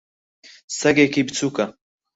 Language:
Central Kurdish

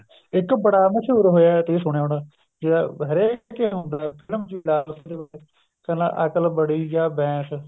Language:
Punjabi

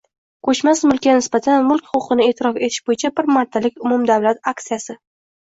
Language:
Uzbek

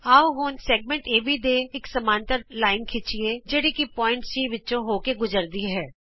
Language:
Punjabi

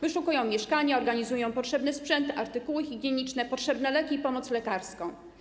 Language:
Polish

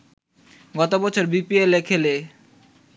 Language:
Bangla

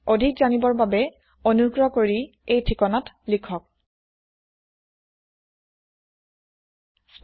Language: Assamese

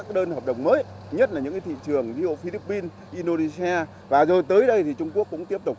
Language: Vietnamese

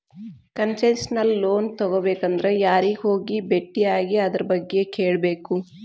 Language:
Kannada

